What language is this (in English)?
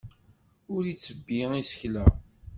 Kabyle